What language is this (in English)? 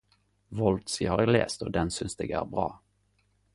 Norwegian Nynorsk